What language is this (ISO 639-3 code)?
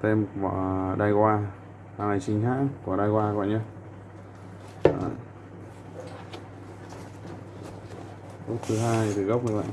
vie